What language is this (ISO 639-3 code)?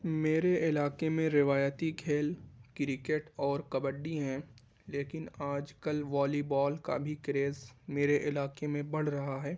urd